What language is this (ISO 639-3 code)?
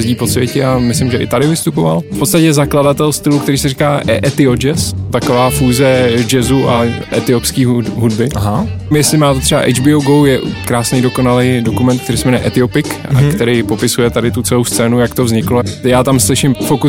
ces